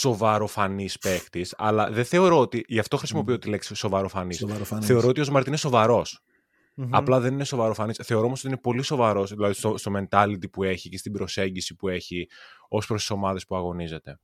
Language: Greek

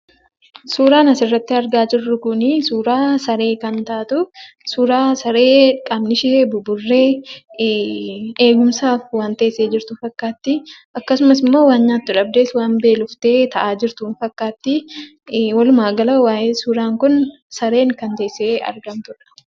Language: Oromo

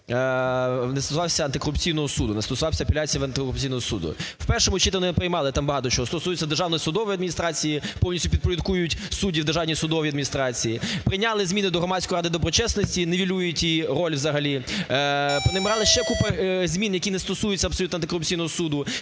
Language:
Ukrainian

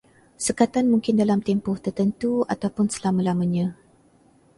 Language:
Malay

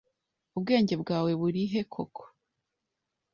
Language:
Kinyarwanda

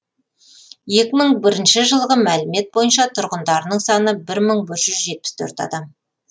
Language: Kazakh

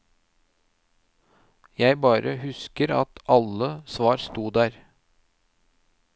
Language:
Norwegian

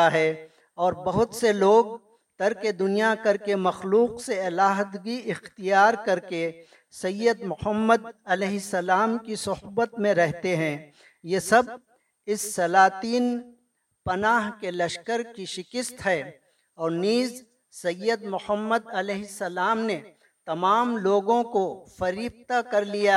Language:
Urdu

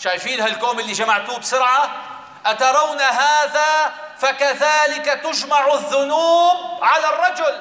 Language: Arabic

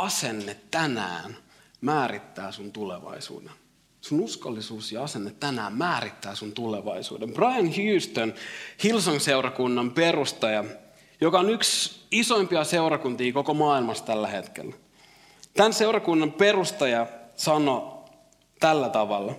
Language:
Finnish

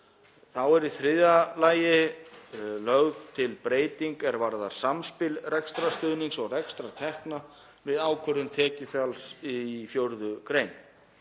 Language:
Icelandic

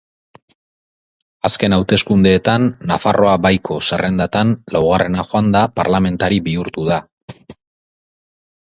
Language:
Basque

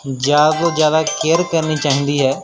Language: Punjabi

